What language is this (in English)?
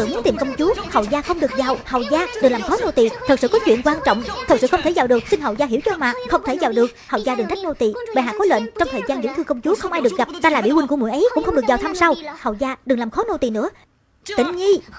Vietnamese